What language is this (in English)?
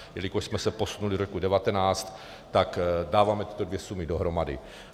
Czech